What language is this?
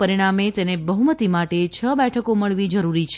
Gujarati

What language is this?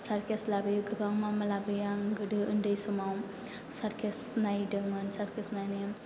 Bodo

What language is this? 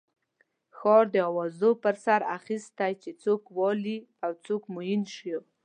Pashto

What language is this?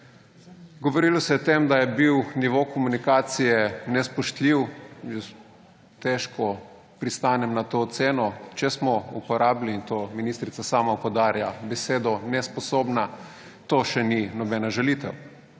Slovenian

